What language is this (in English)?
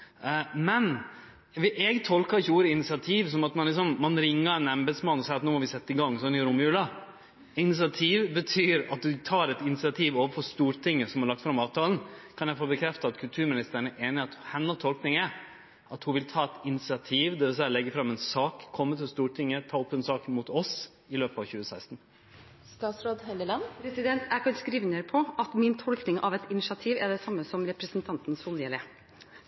Norwegian